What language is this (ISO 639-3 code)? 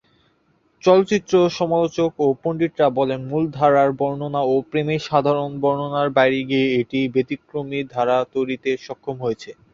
ben